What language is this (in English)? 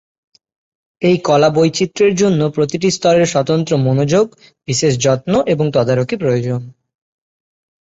Bangla